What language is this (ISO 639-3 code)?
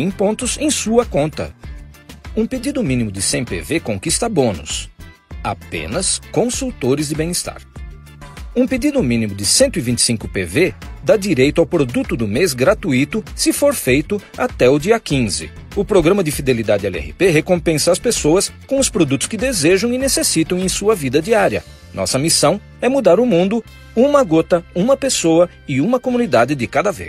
por